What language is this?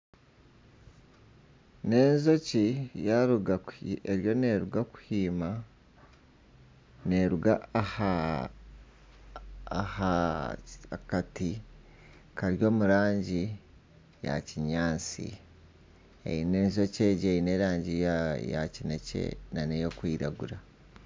Nyankole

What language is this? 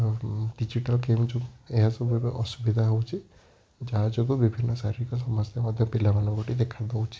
Odia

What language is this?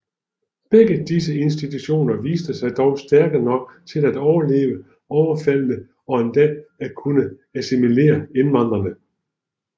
Danish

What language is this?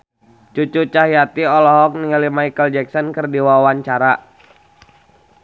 Sundanese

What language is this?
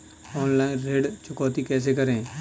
Hindi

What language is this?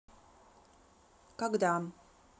Russian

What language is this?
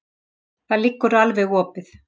Icelandic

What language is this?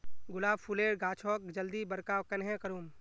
Magahi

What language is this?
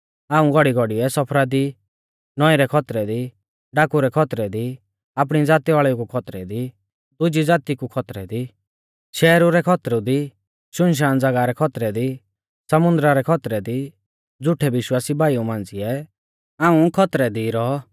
Mahasu Pahari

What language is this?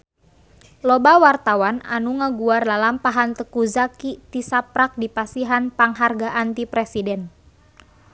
Sundanese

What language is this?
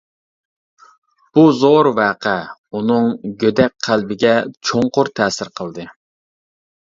Uyghur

